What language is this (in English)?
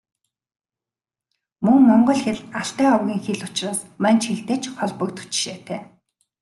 Mongolian